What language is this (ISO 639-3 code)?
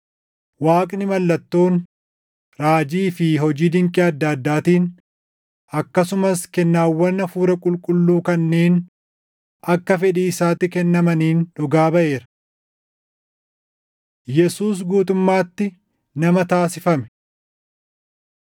orm